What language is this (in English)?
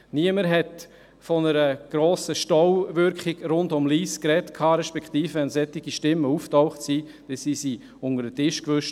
Swiss German